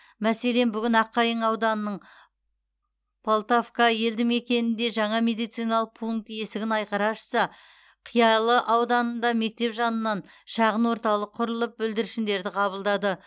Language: Kazakh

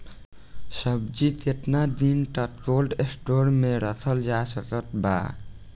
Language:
Bhojpuri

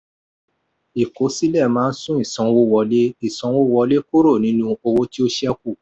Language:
Yoruba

